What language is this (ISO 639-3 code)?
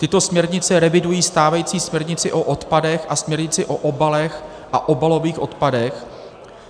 ces